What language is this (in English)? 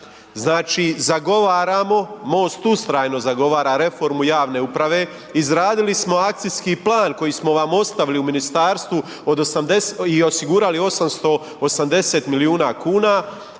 Croatian